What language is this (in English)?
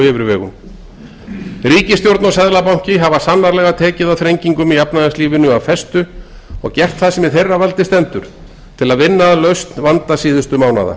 Icelandic